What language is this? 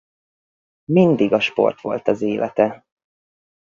Hungarian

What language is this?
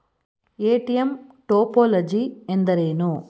Kannada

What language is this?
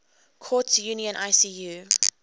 English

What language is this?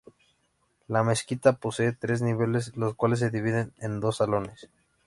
Spanish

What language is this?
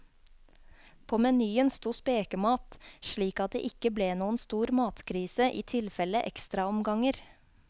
Norwegian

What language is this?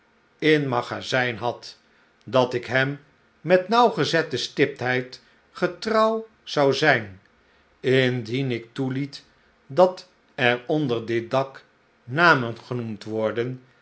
Dutch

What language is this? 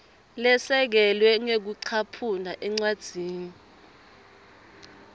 Swati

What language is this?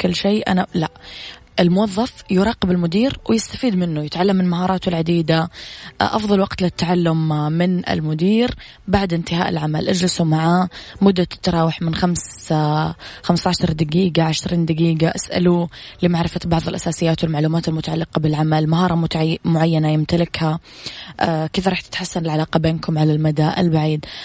Arabic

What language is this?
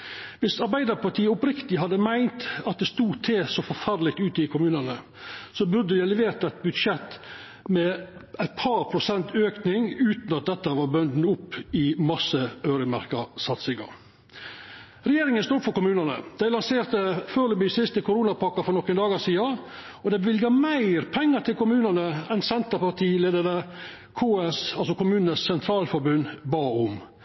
Norwegian Nynorsk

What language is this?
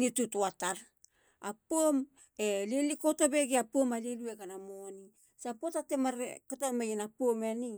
Halia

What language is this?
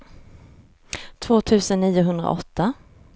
Swedish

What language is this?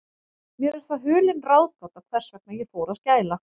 Icelandic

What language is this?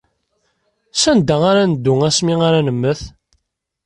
Kabyle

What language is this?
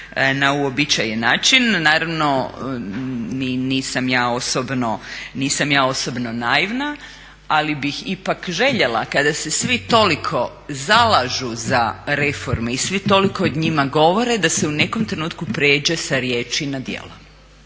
Croatian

